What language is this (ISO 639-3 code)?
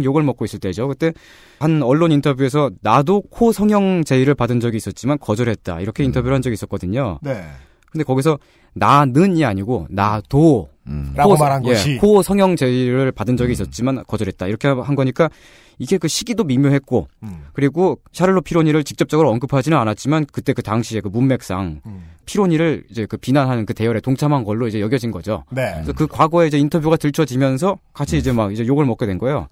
kor